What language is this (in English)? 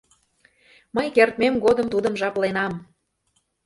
Mari